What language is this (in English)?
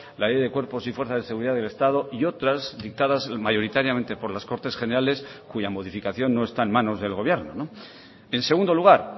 Spanish